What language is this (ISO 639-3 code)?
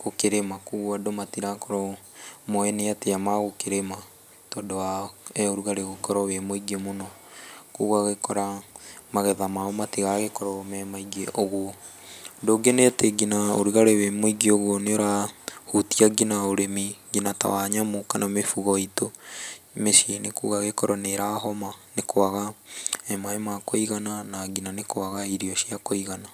kik